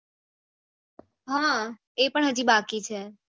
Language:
Gujarati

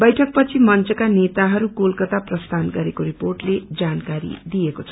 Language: Nepali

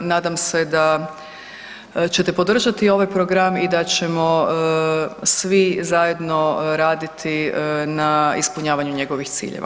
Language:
Croatian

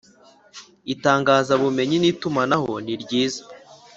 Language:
Kinyarwanda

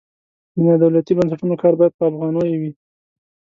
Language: Pashto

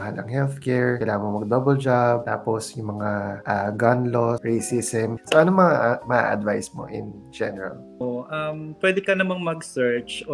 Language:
Filipino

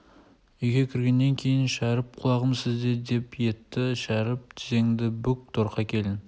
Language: Kazakh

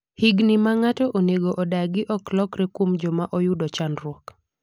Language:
Luo (Kenya and Tanzania)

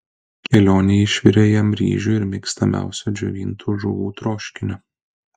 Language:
Lithuanian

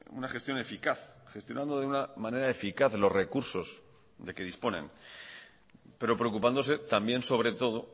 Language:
Spanish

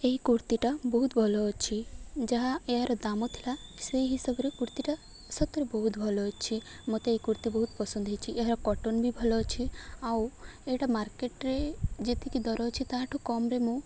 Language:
Odia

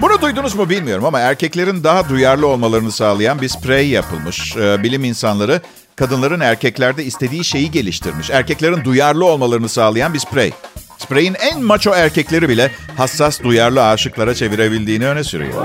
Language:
Turkish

